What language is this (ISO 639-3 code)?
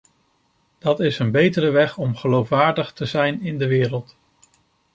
nld